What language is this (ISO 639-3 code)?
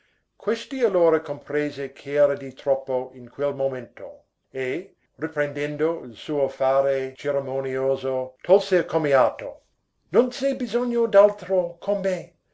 ita